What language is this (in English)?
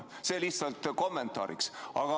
Estonian